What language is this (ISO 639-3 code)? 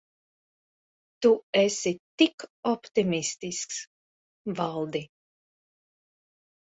lav